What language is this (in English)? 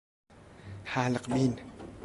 Persian